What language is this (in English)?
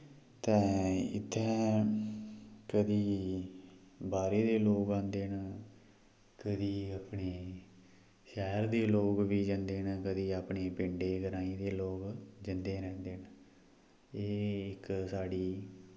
Dogri